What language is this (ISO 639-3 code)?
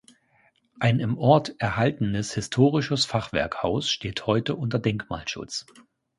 deu